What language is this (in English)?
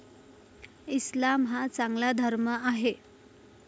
Marathi